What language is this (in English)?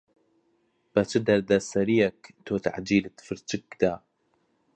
Central Kurdish